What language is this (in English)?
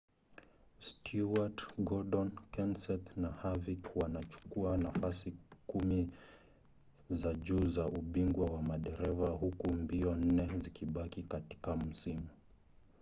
Swahili